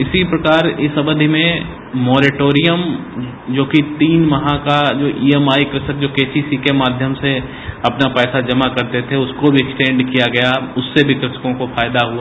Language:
Hindi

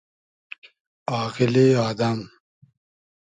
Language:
Hazaragi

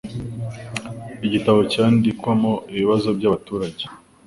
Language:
Kinyarwanda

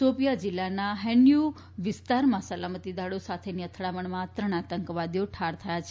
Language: Gujarati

